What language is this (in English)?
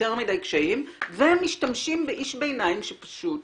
Hebrew